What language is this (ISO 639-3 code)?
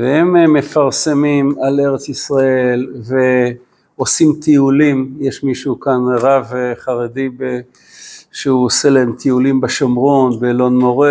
heb